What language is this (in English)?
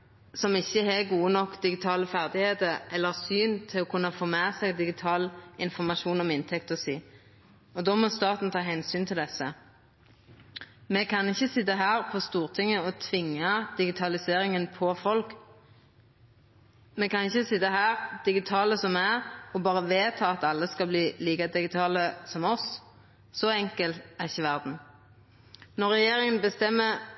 Norwegian Nynorsk